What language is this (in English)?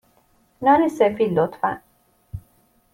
Persian